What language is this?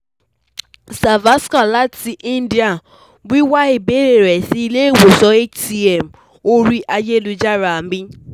Yoruba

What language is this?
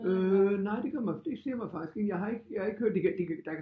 Danish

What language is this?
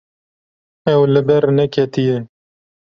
Kurdish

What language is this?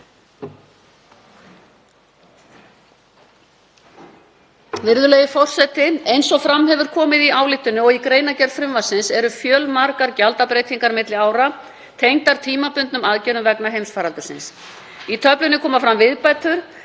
Icelandic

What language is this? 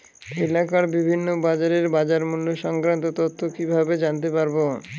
Bangla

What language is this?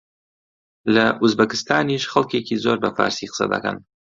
Central Kurdish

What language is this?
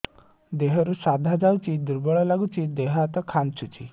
Odia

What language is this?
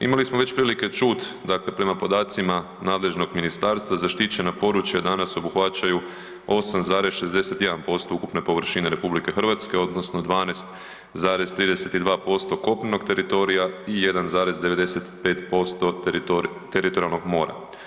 Croatian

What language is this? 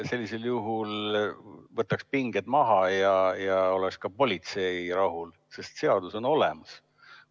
Estonian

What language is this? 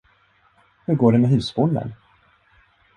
Swedish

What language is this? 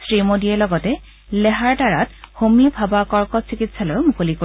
Assamese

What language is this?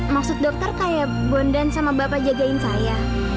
Indonesian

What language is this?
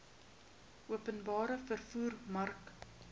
Afrikaans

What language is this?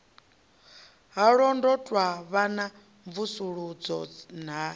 Venda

